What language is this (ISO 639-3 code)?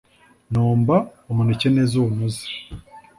kin